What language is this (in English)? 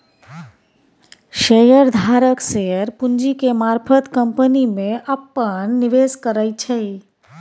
Maithili